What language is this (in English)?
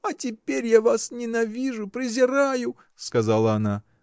Russian